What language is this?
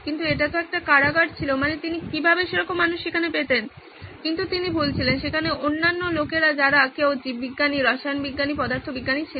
Bangla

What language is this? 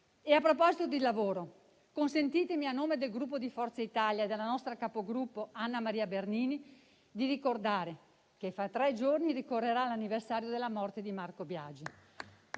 Italian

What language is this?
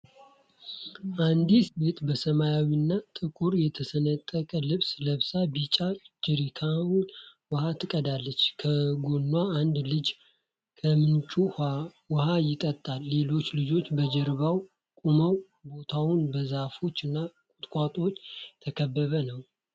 Amharic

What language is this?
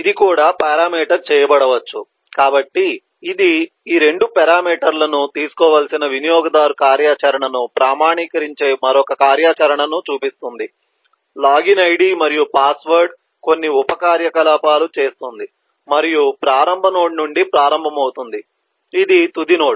Telugu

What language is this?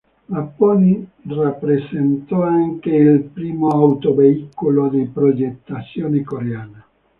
Italian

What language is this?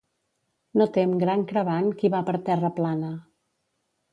Catalan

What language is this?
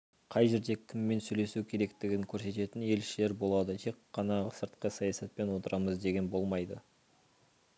Kazakh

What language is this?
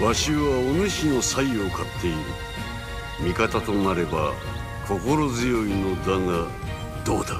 Japanese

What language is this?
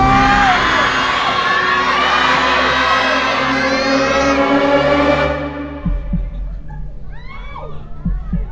Thai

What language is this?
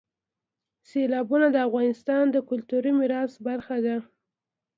Pashto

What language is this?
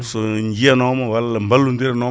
Fula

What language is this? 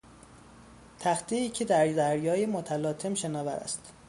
Persian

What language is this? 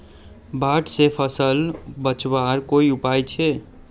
Magahi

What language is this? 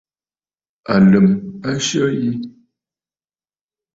Bafut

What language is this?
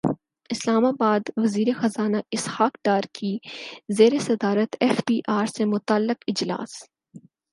Urdu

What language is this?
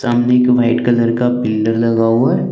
Hindi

